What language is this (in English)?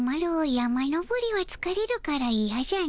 Japanese